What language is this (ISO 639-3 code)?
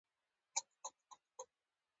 pus